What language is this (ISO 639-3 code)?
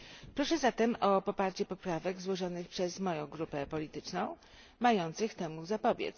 pol